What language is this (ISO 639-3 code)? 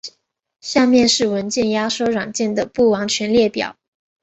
zho